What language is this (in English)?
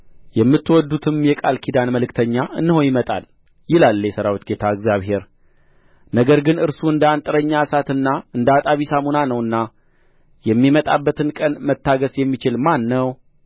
Amharic